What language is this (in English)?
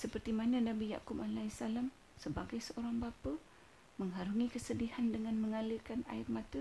Malay